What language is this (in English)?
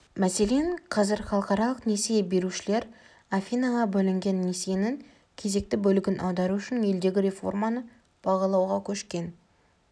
Kazakh